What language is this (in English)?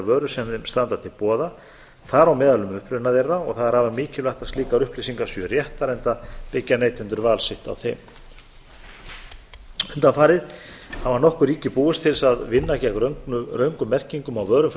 Icelandic